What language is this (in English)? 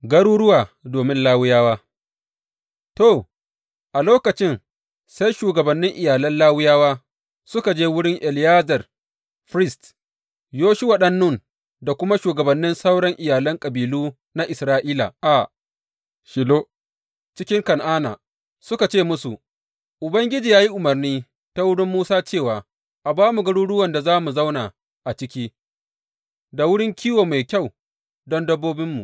Hausa